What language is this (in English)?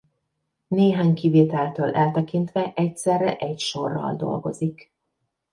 Hungarian